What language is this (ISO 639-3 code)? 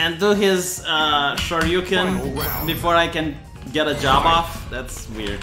eng